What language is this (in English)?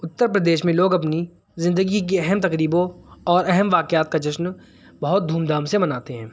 Urdu